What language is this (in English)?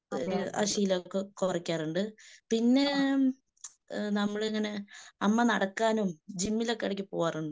Malayalam